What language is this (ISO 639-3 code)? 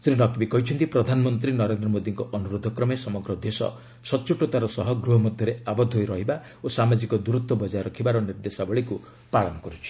ori